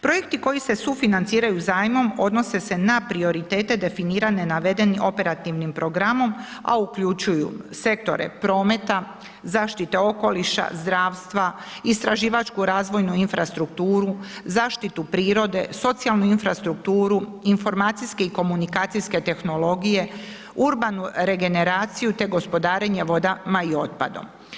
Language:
Croatian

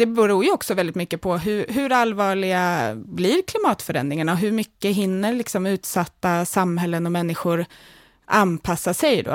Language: Swedish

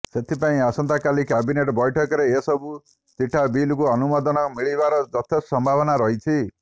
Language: Odia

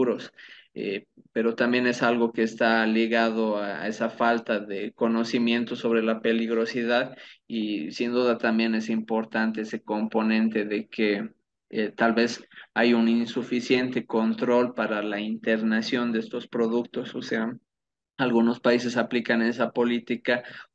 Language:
Spanish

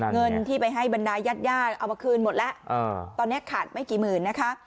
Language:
Thai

